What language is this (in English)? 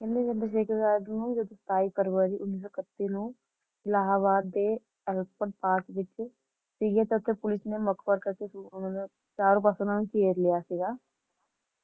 Punjabi